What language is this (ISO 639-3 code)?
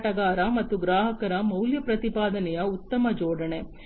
kan